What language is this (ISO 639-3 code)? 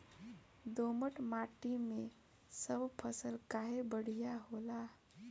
bho